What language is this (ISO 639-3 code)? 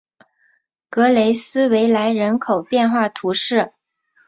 zho